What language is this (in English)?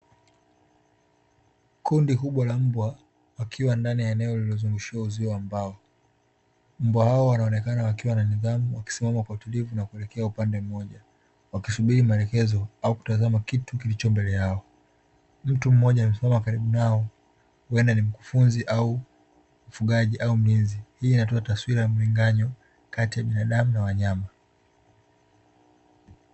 Swahili